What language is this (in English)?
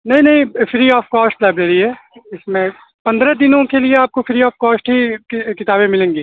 Urdu